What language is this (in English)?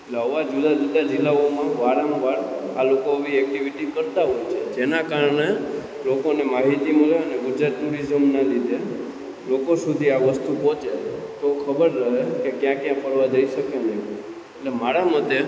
Gujarati